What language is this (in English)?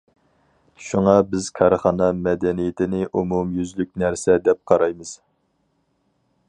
Uyghur